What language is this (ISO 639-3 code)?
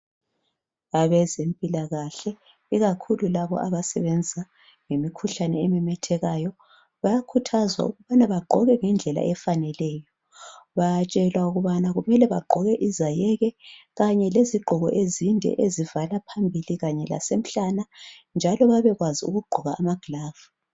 nde